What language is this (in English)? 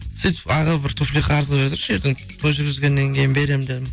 Kazakh